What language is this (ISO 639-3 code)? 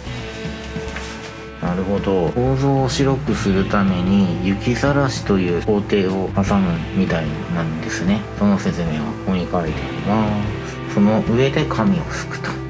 jpn